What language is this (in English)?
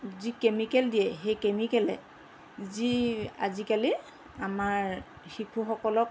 Assamese